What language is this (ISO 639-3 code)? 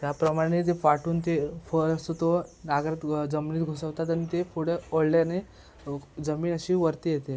mar